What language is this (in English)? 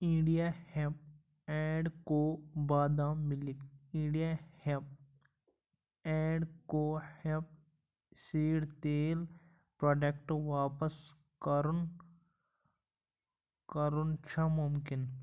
Kashmiri